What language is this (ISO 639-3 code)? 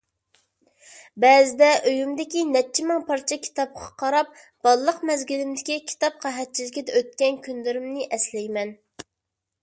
uig